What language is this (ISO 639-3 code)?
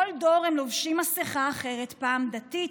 heb